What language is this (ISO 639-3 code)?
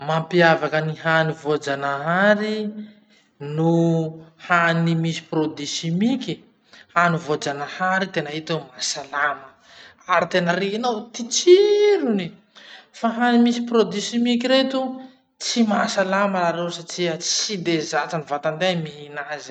msh